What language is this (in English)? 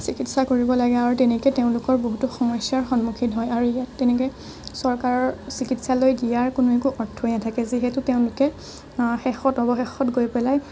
Assamese